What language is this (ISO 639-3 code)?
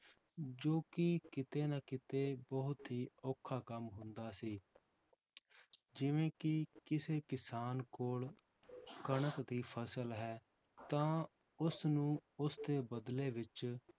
pan